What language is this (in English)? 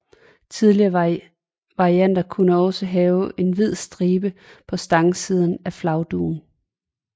Danish